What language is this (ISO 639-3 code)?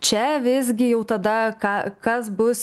lit